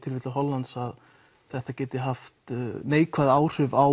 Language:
Icelandic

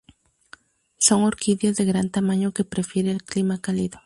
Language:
Spanish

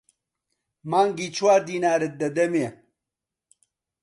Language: Central Kurdish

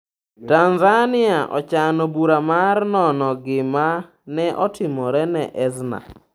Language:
Luo (Kenya and Tanzania)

